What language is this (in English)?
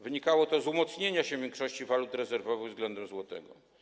Polish